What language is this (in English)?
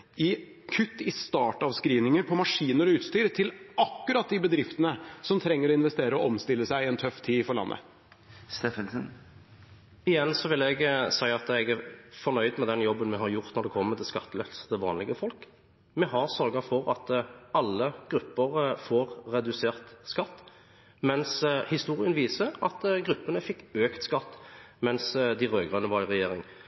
Norwegian Bokmål